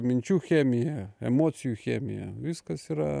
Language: Lithuanian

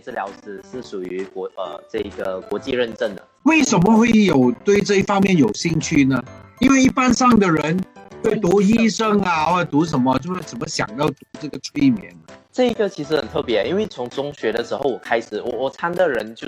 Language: Chinese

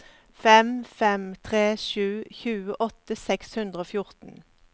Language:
Norwegian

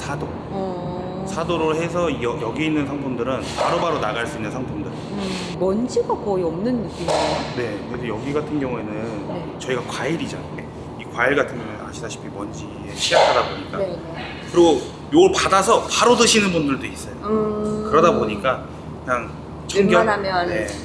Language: Korean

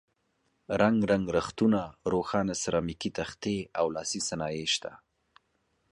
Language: Pashto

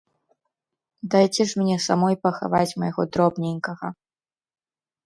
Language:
Belarusian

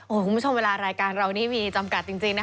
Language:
Thai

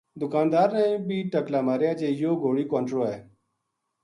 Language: Gujari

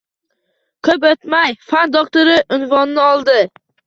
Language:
Uzbek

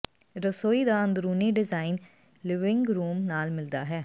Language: Punjabi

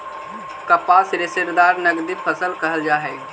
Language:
Magahi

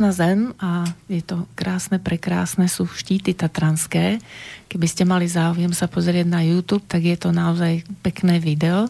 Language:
Slovak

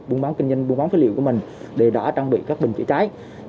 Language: Vietnamese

